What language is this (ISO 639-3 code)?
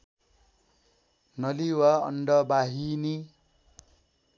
nep